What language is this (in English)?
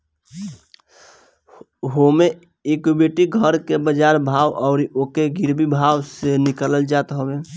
Bhojpuri